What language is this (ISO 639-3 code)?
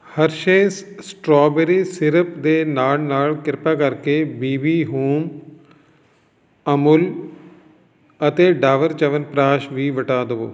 pan